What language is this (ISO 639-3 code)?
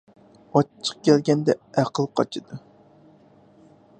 uig